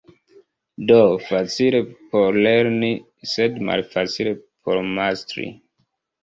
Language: Esperanto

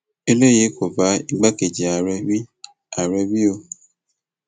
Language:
Yoruba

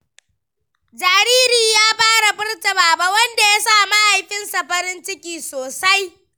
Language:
Hausa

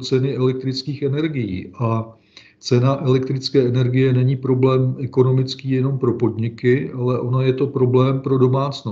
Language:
Czech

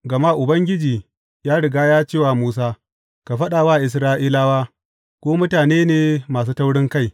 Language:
Hausa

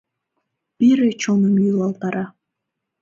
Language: Mari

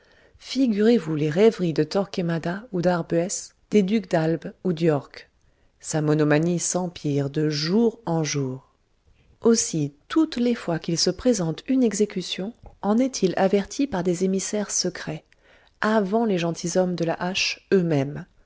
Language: French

